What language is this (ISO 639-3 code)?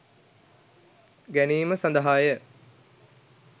sin